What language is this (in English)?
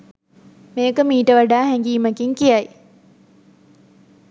Sinhala